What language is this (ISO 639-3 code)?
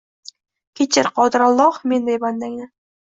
uzb